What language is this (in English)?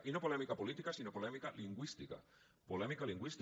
Catalan